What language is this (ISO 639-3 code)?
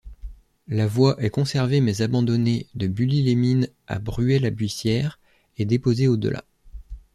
fra